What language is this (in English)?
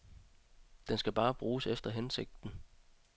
Danish